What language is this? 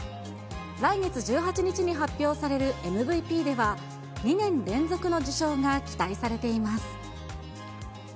Japanese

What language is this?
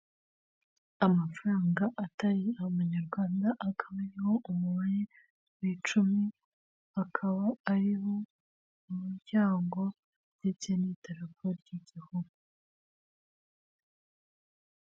Kinyarwanda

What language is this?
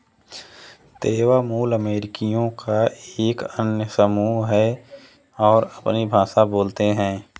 Hindi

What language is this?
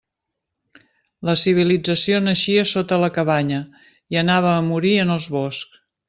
Catalan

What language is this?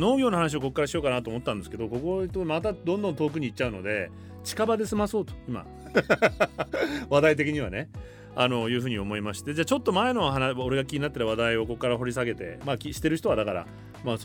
Japanese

